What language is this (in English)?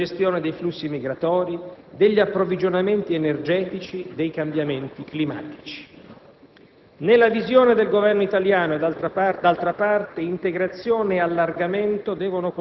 Italian